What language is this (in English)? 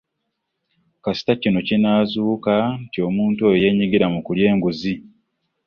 Ganda